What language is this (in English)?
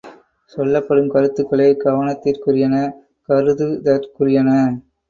Tamil